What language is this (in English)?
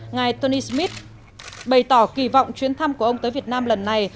Vietnamese